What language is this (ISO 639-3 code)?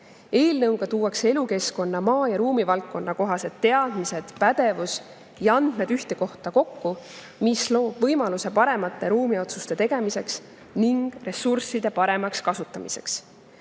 est